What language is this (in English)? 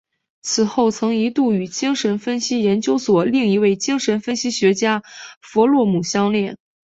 Chinese